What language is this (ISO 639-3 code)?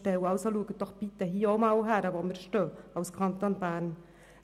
gsw